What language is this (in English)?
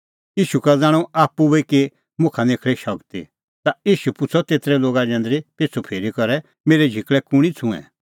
Kullu Pahari